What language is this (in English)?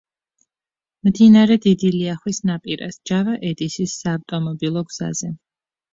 Georgian